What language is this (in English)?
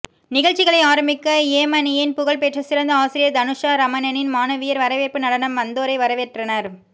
Tamil